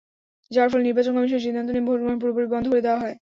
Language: Bangla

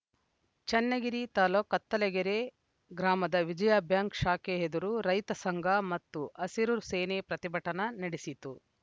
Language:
Kannada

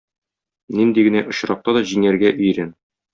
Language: Tatar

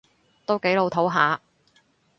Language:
Cantonese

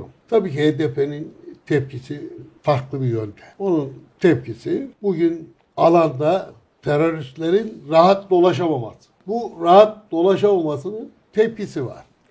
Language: Turkish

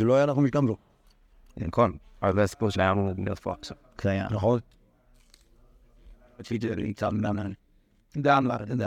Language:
Hebrew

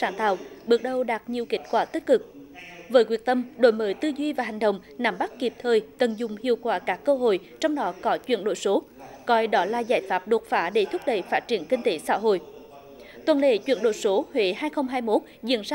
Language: Vietnamese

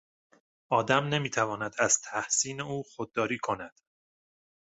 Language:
Persian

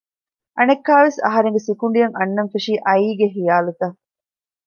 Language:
Divehi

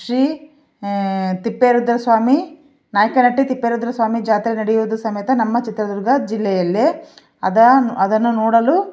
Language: Kannada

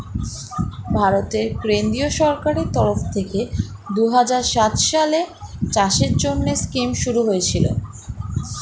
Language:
Bangla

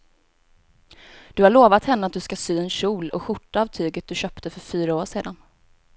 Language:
Swedish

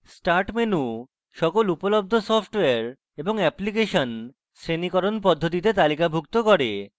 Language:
Bangla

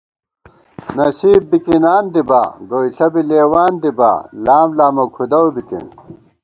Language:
Gawar-Bati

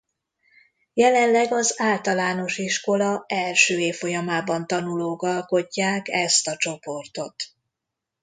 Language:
Hungarian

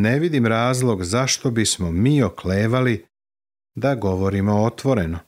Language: Croatian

